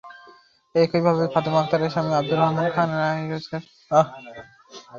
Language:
Bangla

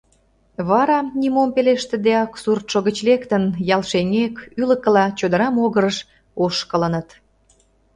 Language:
Mari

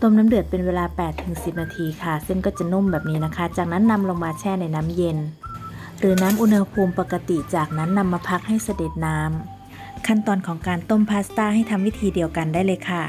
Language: Thai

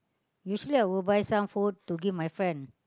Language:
English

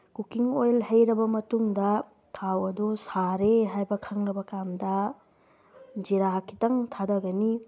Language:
Manipuri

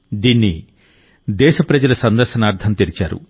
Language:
Telugu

